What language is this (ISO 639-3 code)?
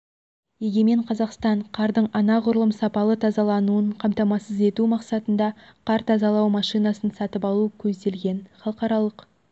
kaz